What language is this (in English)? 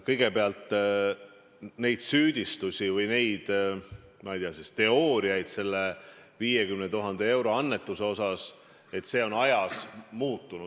Estonian